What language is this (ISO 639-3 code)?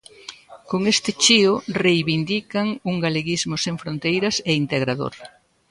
glg